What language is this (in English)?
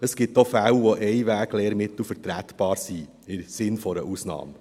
Swiss German